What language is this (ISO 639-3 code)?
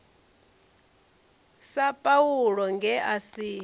ven